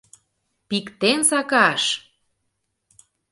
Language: Mari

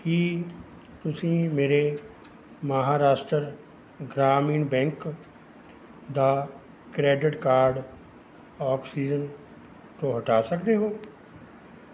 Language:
Punjabi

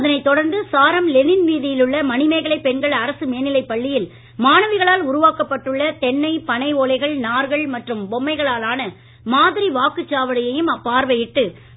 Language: Tamil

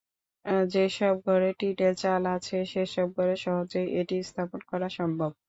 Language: Bangla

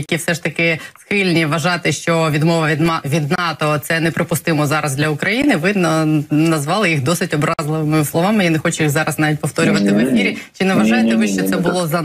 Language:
Ukrainian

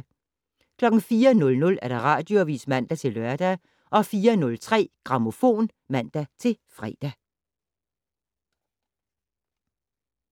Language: Danish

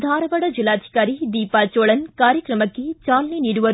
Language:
Kannada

